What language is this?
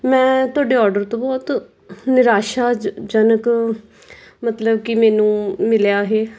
Punjabi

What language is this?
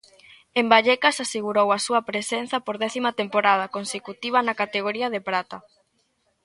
Galician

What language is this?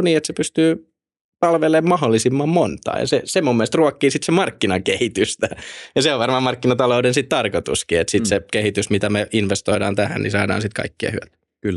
Finnish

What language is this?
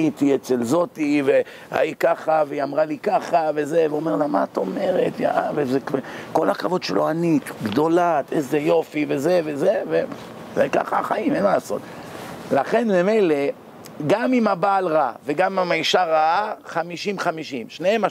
Hebrew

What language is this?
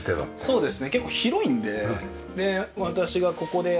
Japanese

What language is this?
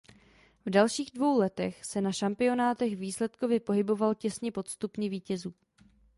Czech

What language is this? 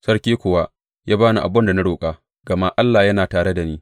Hausa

